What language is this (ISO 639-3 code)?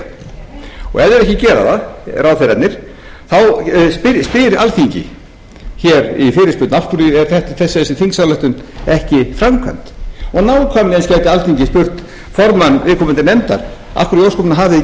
isl